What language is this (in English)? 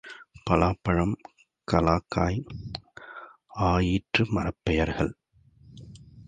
Tamil